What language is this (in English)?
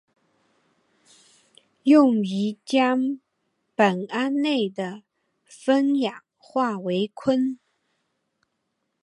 Chinese